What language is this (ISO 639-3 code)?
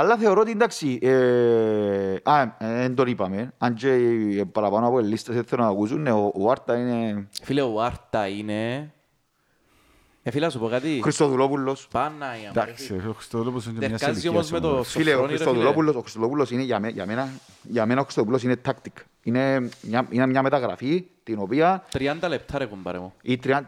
ell